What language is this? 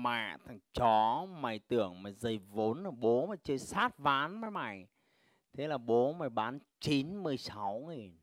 Vietnamese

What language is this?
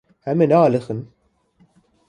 Kurdish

